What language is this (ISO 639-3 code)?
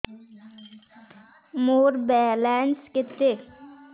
ori